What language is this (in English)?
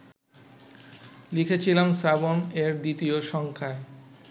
Bangla